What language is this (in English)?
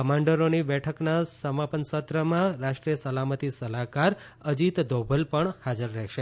Gujarati